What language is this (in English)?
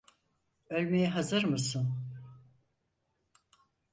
Turkish